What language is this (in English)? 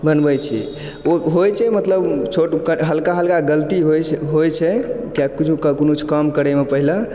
Maithili